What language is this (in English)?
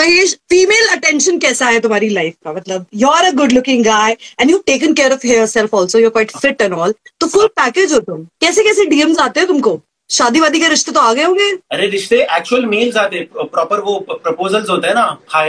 Hindi